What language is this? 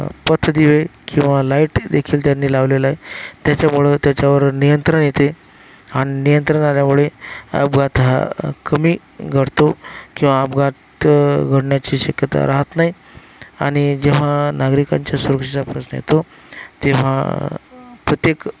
Marathi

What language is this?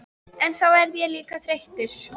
Icelandic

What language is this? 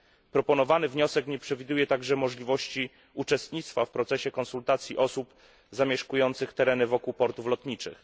Polish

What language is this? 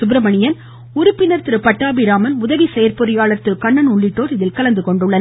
Tamil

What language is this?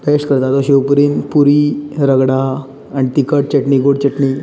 Konkani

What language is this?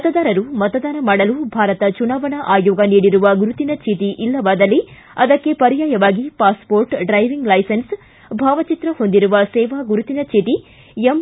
Kannada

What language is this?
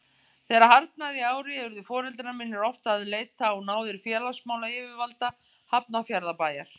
Icelandic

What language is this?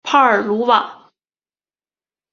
Chinese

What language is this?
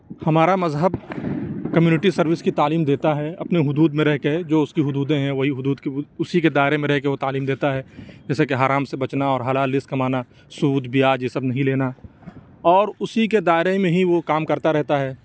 Urdu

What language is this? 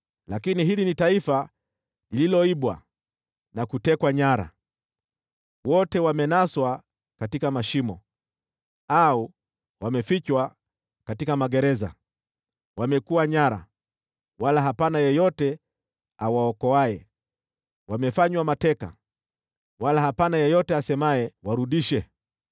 Swahili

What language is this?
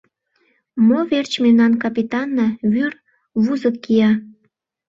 Mari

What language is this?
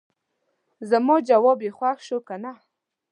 Pashto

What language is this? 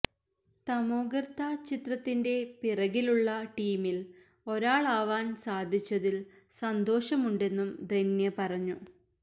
Malayalam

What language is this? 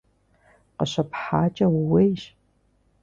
Kabardian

